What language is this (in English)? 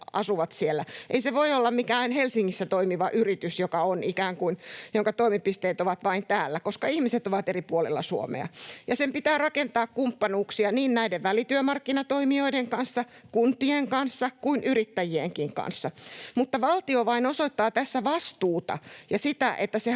Finnish